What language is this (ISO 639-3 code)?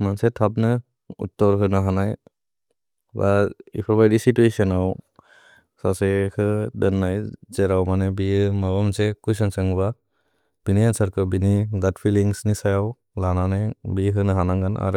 brx